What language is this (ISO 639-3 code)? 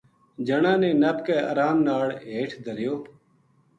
gju